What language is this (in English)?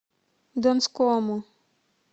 Russian